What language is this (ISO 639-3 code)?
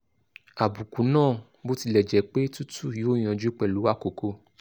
yor